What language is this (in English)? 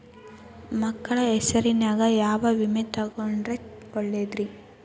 Kannada